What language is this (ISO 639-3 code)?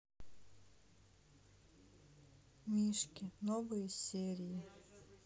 rus